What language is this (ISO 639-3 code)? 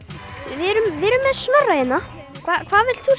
isl